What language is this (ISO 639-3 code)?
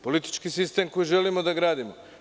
srp